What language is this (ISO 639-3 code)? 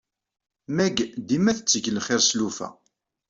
kab